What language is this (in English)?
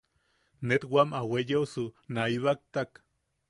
Yaqui